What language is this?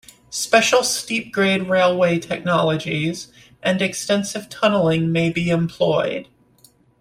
English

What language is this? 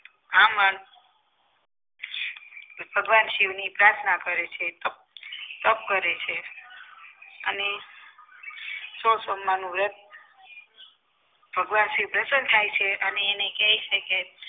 Gujarati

